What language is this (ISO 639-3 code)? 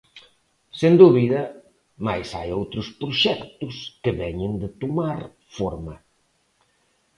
glg